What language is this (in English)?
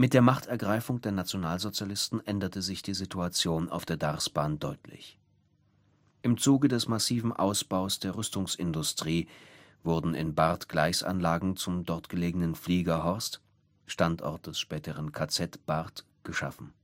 German